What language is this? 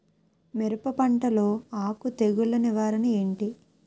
Telugu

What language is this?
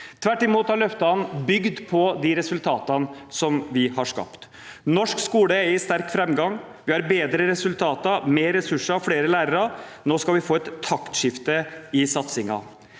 Norwegian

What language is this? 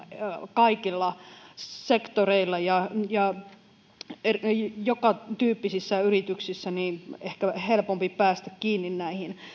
Finnish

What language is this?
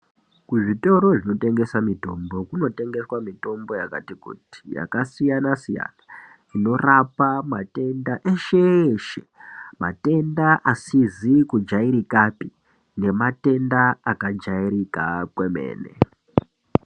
Ndau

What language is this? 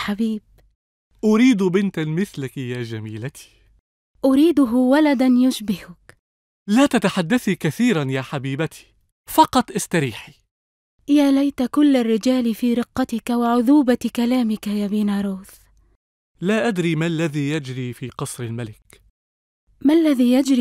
Arabic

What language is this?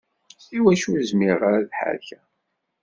Kabyle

